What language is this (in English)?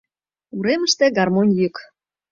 Mari